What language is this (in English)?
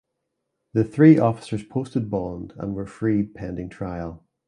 English